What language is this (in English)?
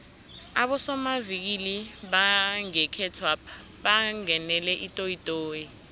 South Ndebele